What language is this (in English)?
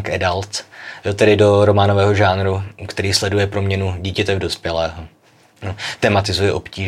Czech